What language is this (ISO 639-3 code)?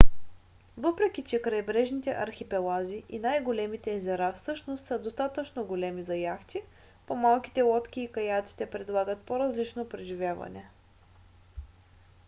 bul